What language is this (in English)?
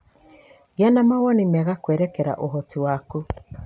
Kikuyu